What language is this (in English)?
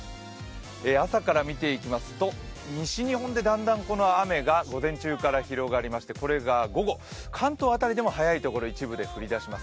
Japanese